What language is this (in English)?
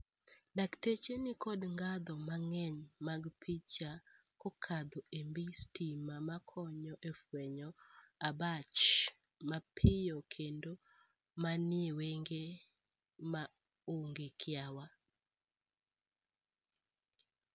Luo (Kenya and Tanzania)